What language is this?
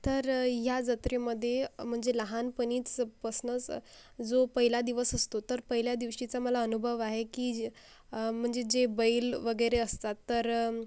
Marathi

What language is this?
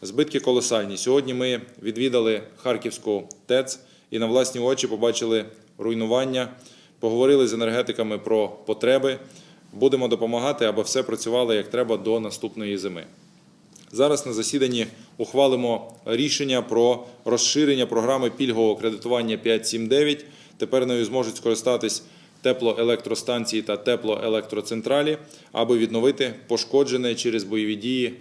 Ukrainian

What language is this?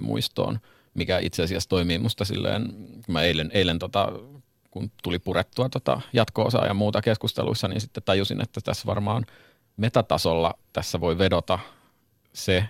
Finnish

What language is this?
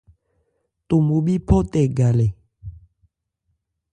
Ebrié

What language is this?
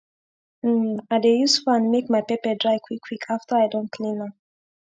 Nigerian Pidgin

